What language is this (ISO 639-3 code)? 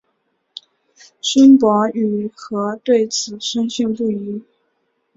zho